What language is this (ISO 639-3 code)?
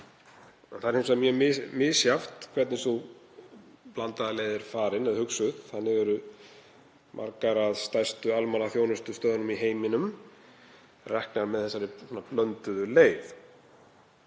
isl